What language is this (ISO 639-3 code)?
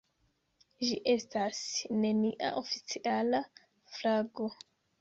epo